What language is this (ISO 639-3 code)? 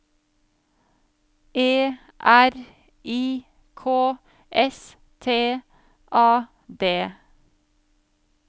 nor